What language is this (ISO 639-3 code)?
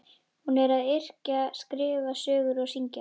isl